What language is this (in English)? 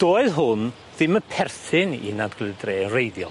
Welsh